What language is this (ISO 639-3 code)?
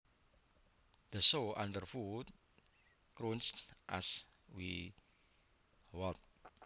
jav